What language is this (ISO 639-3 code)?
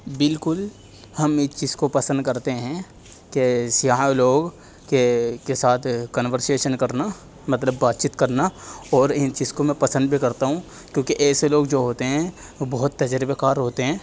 urd